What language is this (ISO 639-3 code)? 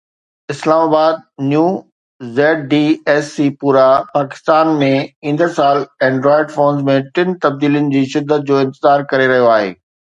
snd